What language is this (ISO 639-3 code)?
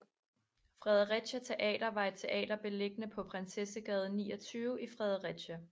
dan